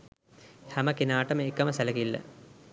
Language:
Sinhala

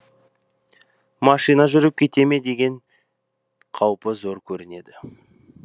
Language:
Kazakh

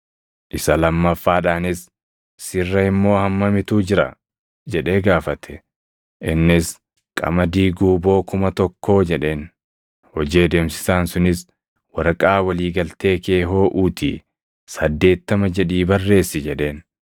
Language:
Oromo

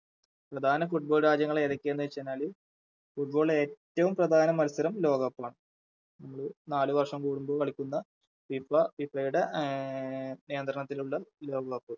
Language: Malayalam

